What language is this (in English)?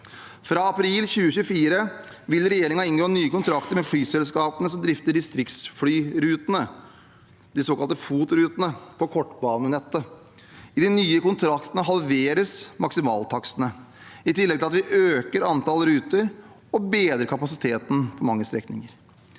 Norwegian